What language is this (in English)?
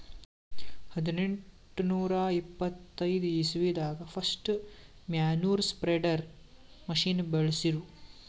Kannada